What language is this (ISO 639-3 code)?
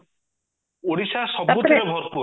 ori